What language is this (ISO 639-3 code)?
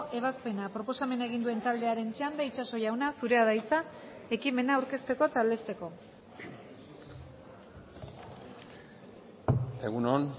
eus